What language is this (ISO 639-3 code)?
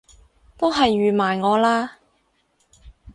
yue